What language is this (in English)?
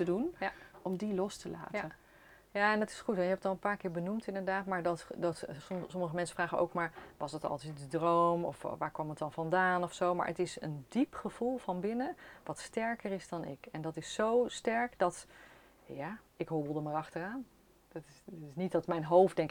Dutch